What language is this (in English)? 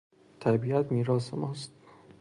Persian